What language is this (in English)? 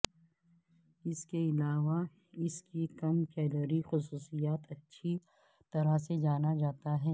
Urdu